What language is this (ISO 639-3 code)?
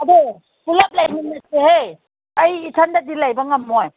mni